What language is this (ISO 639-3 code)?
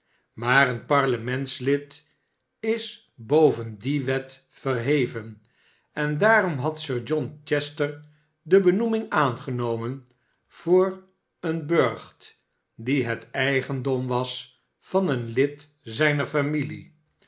nld